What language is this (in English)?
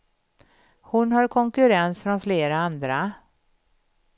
Swedish